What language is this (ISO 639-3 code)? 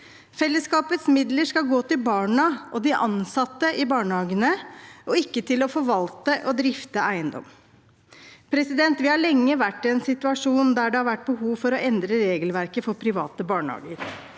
nor